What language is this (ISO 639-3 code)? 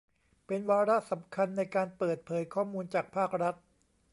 tha